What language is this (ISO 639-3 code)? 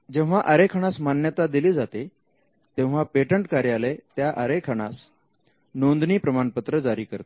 mar